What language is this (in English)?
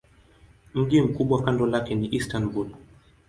Swahili